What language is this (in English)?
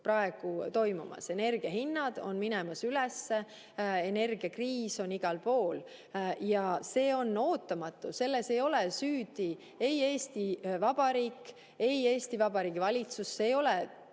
Estonian